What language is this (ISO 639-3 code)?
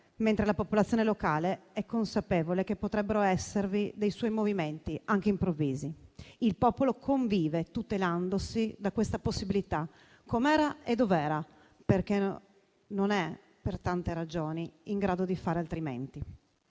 ita